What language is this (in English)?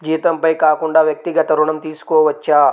Telugu